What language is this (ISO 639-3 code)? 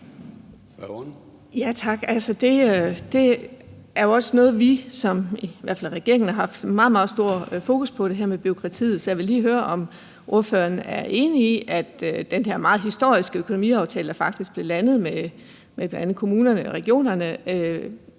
dan